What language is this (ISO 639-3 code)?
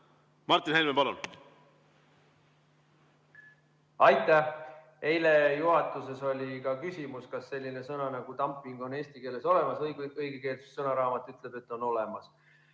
est